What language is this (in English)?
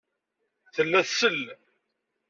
Kabyle